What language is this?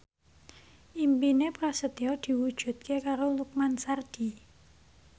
Javanese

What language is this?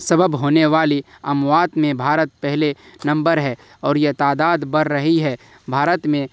Urdu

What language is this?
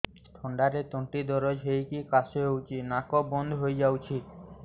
Odia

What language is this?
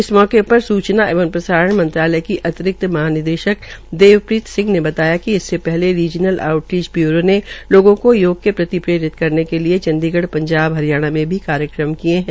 Hindi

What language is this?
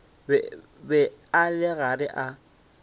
Northern Sotho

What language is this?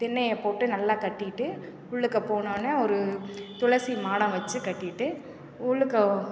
Tamil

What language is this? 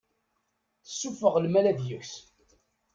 Kabyle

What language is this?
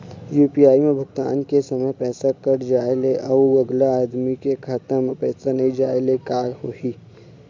Chhattisgarhi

